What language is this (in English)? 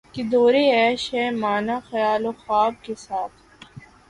Urdu